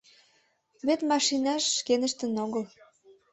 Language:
Mari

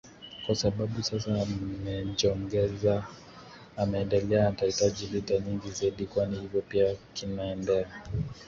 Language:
Swahili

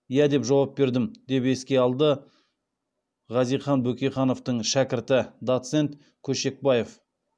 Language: Kazakh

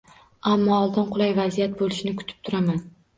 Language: Uzbek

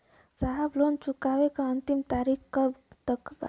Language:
Bhojpuri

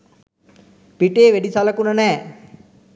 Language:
Sinhala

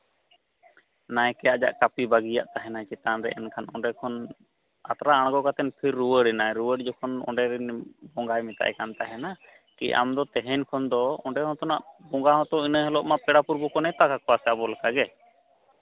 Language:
Santali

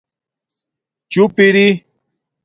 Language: Domaaki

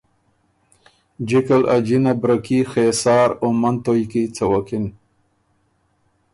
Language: Ormuri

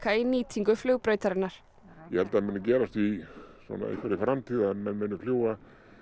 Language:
Icelandic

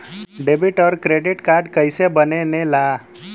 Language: Bhojpuri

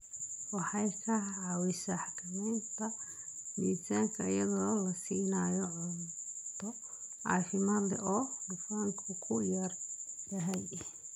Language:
Somali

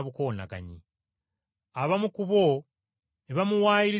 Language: Ganda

